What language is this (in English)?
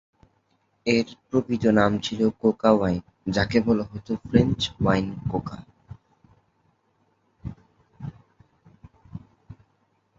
Bangla